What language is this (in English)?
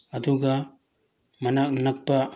Manipuri